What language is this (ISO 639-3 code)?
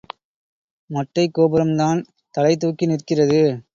tam